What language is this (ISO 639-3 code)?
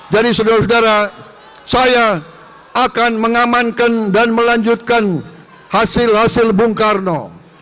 ind